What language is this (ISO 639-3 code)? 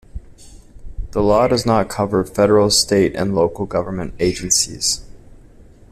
eng